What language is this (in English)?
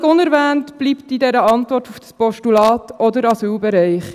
Swiss German